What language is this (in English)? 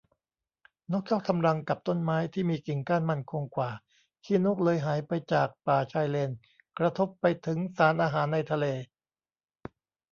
Thai